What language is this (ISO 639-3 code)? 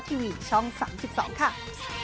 tha